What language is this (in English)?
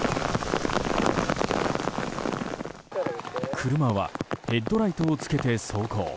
Japanese